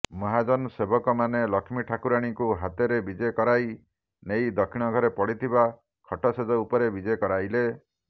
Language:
Odia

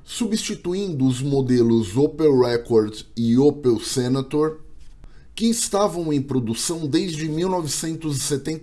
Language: Portuguese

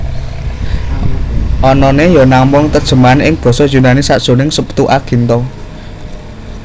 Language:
Javanese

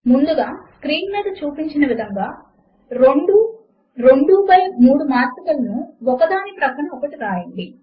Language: Telugu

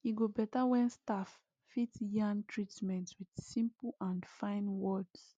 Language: Nigerian Pidgin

